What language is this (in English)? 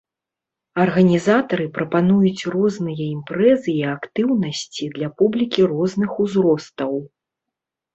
Belarusian